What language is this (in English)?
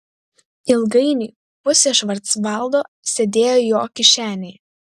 Lithuanian